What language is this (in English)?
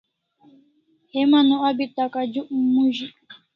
Kalasha